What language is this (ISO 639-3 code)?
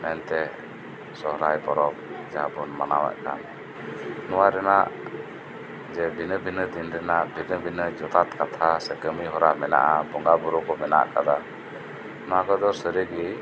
sat